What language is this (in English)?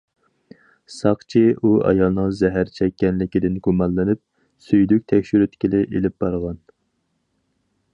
Uyghur